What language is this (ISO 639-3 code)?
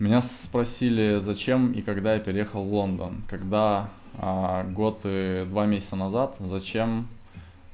rus